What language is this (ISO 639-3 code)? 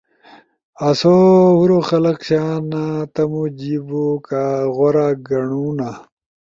ush